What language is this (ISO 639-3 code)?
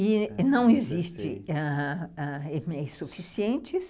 por